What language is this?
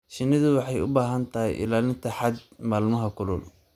Somali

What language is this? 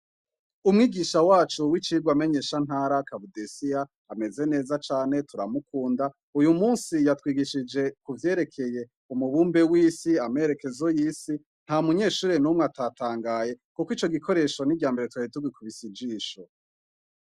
Rundi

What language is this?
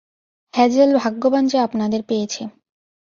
Bangla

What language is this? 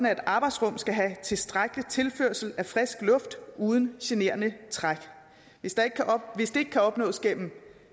Danish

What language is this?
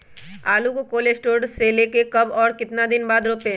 Magahi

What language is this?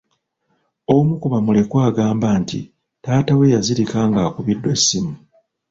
Ganda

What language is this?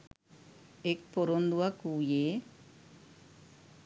Sinhala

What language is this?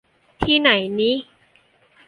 Thai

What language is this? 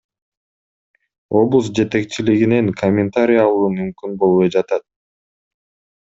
Kyrgyz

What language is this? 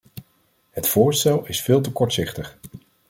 Dutch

